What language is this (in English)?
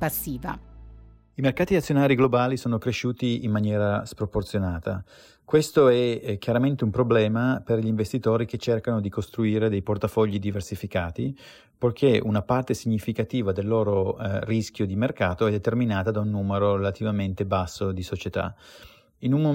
Italian